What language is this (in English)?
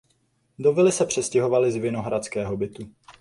Czech